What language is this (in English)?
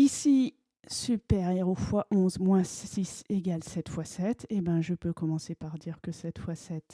French